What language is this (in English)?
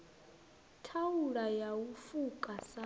Venda